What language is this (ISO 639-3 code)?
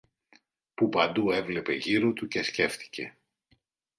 ell